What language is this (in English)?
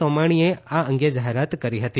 Gujarati